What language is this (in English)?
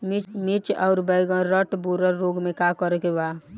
Bhojpuri